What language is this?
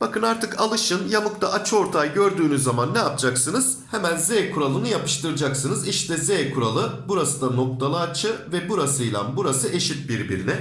Turkish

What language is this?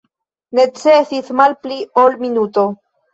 Esperanto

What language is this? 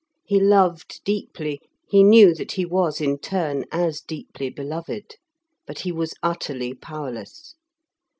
English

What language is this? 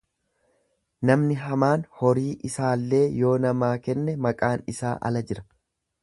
Oromo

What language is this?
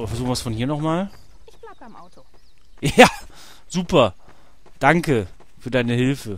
German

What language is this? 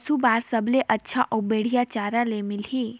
Chhattisgarhi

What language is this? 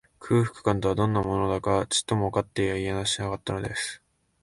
Japanese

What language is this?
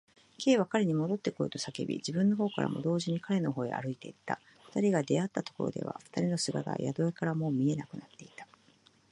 Japanese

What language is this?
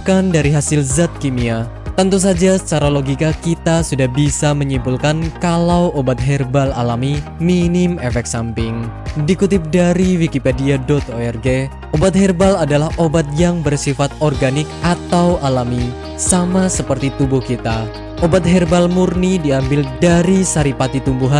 Indonesian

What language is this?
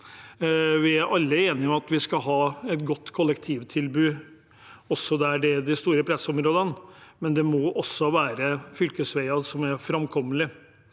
Norwegian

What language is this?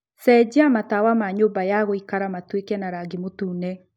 Kikuyu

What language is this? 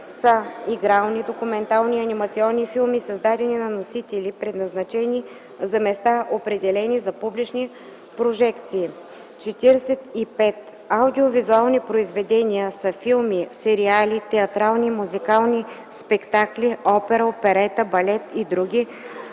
Bulgarian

